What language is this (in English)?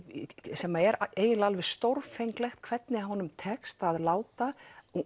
Icelandic